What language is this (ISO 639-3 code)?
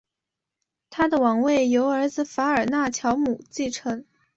zho